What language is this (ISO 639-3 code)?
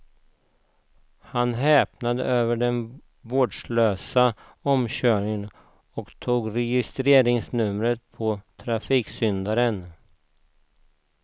swe